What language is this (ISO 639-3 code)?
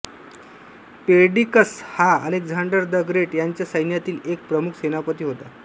mar